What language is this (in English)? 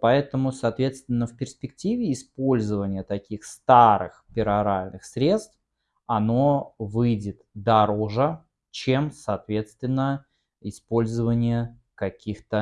Russian